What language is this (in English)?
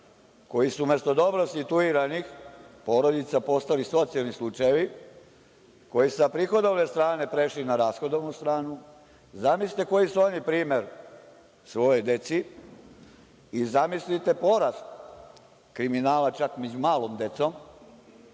Serbian